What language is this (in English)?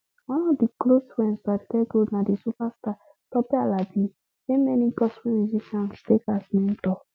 Nigerian Pidgin